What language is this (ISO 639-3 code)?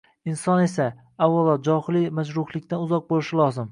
uzb